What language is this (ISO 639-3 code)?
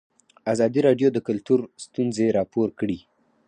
pus